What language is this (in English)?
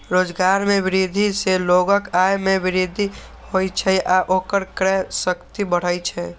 Maithili